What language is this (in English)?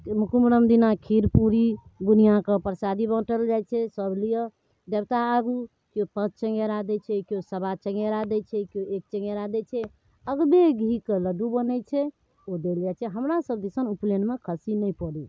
Maithili